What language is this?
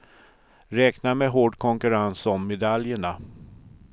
Swedish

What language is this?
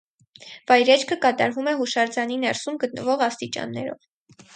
Armenian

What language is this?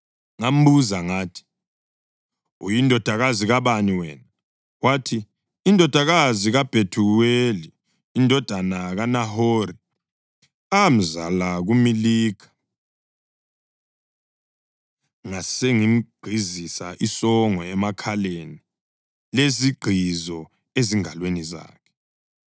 North Ndebele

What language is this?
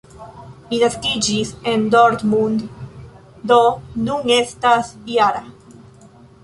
Esperanto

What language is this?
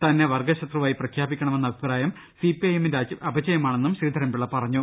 Malayalam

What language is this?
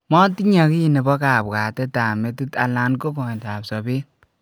Kalenjin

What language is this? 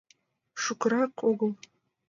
Mari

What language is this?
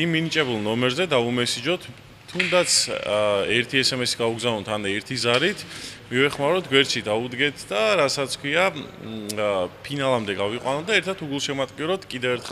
Arabic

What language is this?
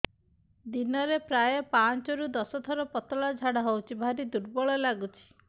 Odia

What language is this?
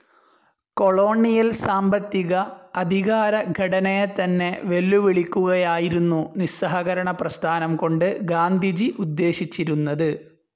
Malayalam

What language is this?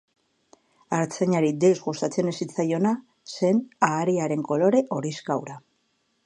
Basque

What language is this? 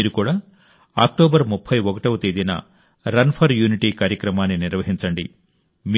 Telugu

